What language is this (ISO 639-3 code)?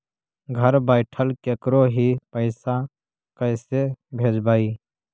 mag